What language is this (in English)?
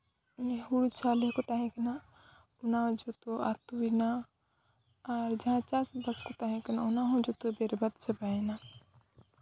Santali